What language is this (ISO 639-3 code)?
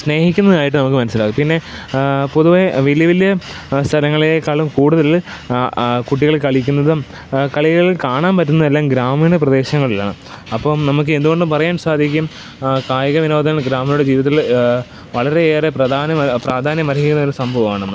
mal